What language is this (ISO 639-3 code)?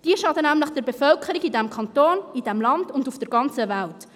gsw